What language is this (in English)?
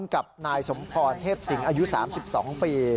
Thai